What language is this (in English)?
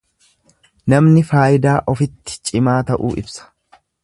Oromo